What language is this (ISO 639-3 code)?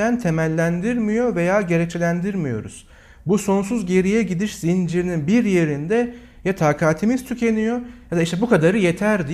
tur